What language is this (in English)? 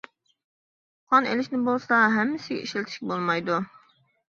Uyghur